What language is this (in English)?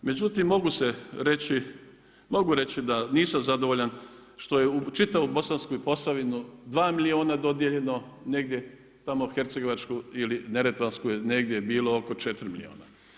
Croatian